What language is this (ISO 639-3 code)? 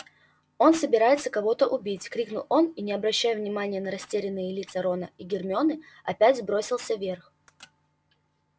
rus